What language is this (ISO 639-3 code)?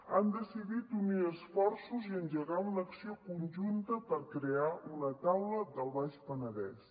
cat